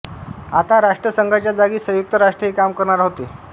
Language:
Marathi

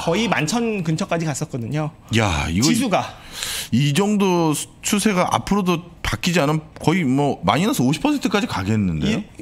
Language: Korean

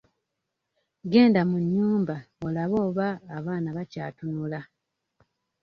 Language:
Ganda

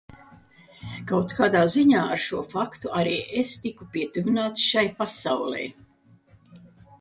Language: Latvian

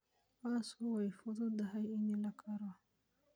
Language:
Somali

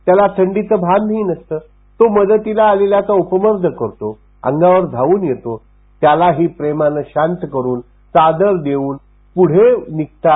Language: Marathi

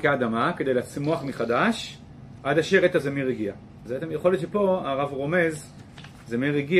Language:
Hebrew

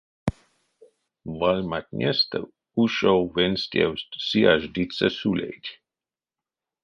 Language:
Erzya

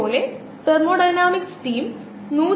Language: Malayalam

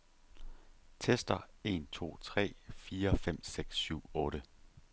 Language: Danish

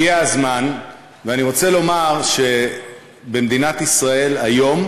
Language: Hebrew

